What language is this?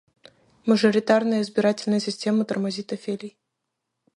Russian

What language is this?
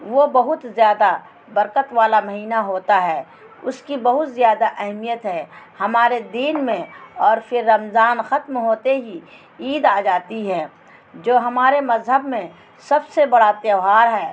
Urdu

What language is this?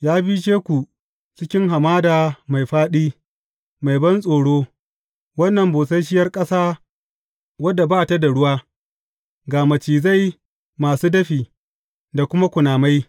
Hausa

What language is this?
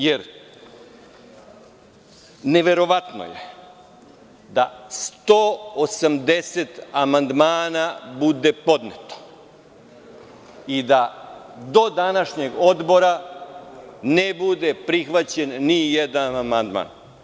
Serbian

